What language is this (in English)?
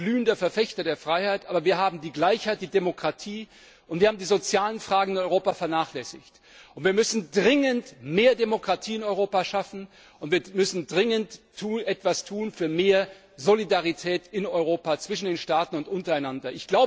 German